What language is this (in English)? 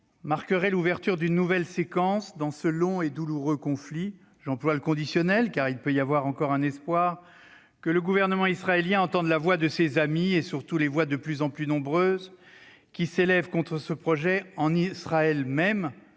French